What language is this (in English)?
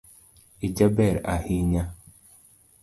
Luo (Kenya and Tanzania)